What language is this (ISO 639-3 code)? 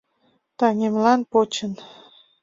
chm